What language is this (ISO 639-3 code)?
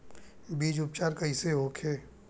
bho